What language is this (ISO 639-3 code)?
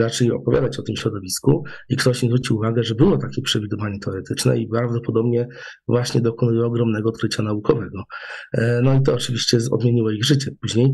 pol